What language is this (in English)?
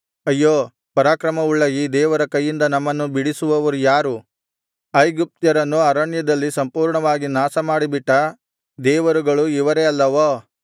Kannada